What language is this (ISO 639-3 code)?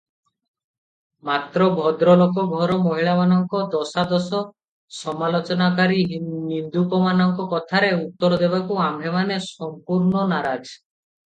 ori